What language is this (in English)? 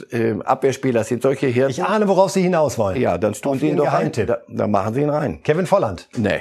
German